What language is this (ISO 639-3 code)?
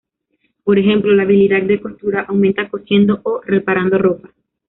spa